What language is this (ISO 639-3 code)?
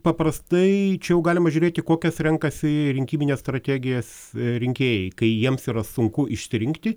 lit